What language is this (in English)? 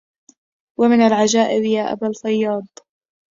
Arabic